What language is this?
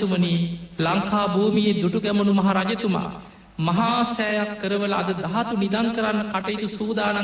Indonesian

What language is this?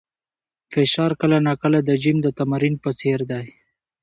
Pashto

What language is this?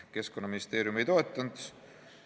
Estonian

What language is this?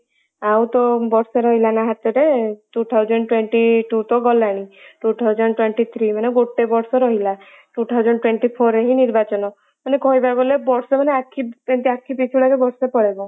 Odia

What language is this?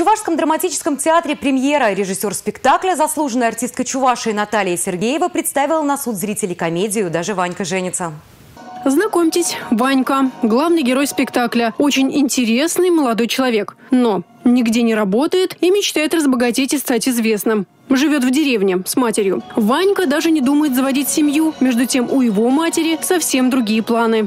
Russian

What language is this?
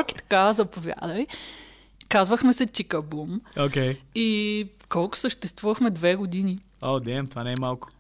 Bulgarian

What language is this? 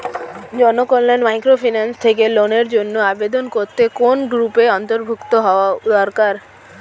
Bangla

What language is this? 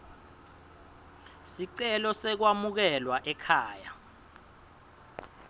Swati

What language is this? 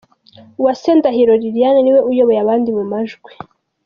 Kinyarwanda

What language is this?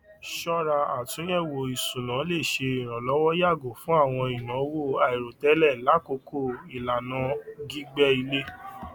Yoruba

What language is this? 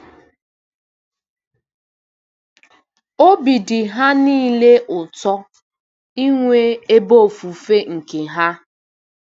Igbo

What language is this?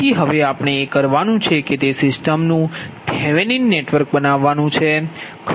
Gujarati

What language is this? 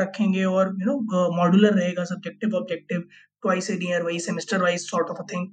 Hindi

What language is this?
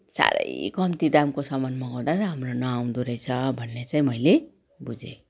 Nepali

